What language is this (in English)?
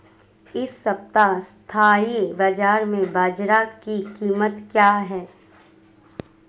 Hindi